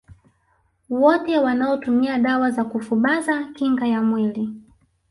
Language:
Swahili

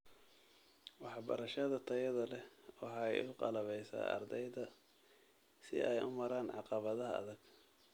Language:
Somali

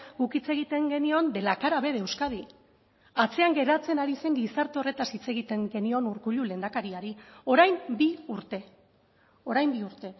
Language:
Basque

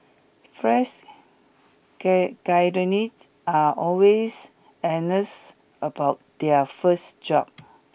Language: English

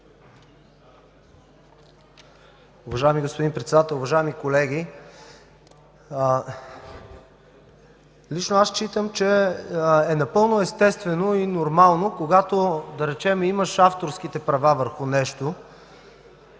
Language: Bulgarian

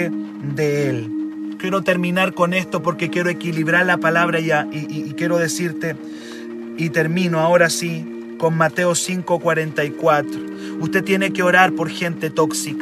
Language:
Spanish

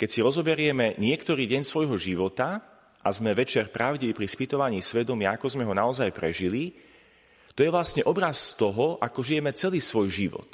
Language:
Slovak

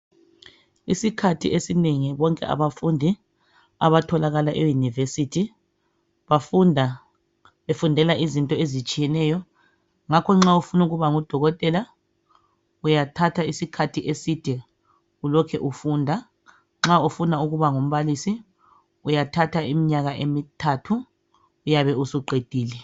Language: North Ndebele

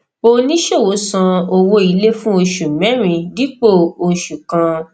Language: Yoruba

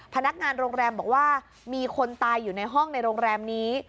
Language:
Thai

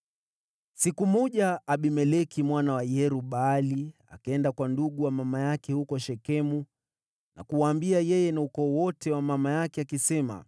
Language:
Swahili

